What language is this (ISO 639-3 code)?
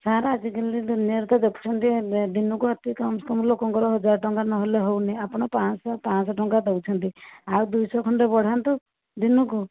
ori